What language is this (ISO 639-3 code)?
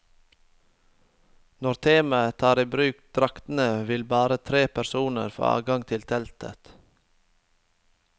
nor